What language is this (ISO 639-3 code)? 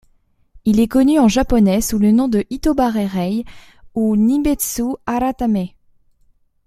fra